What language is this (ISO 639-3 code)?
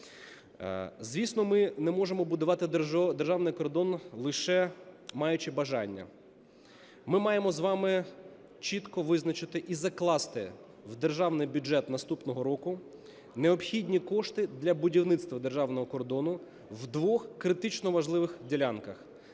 ukr